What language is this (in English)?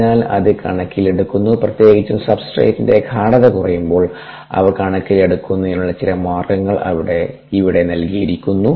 Malayalam